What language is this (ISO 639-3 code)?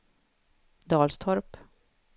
swe